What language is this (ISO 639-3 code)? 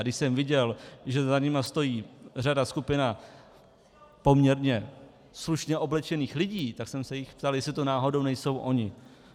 ces